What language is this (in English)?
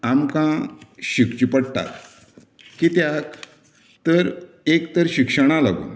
Konkani